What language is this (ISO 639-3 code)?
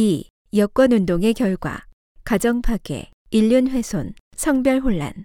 kor